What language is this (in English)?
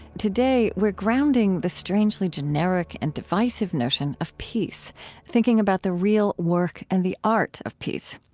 English